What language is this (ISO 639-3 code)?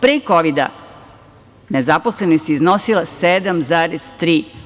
srp